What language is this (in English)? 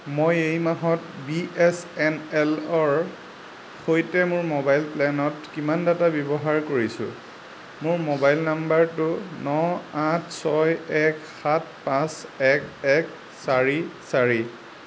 Assamese